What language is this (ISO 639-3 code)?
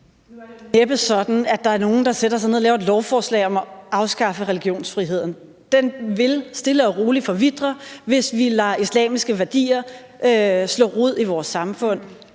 dan